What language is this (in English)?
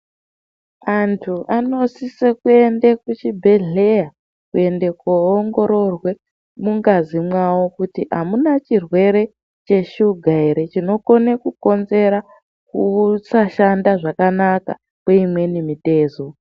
Ndau